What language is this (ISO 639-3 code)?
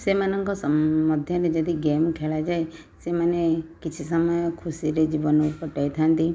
ori